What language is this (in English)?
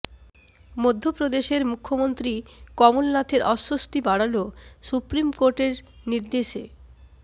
Bangla